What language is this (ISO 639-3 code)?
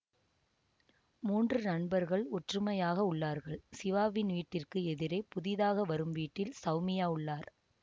tam